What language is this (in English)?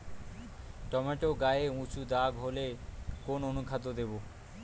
Bangla